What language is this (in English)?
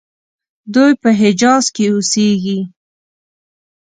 Pashto